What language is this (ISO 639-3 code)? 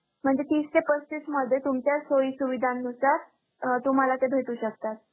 mar